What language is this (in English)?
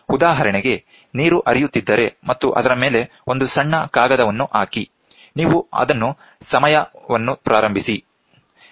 Kannada